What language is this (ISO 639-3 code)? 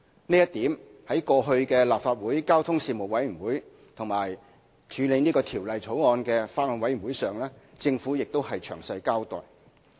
yue